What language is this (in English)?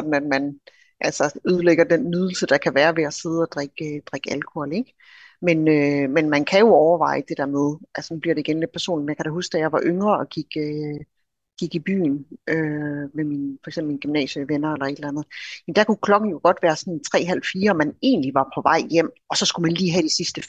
Danish